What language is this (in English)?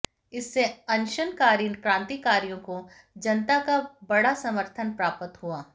Hindi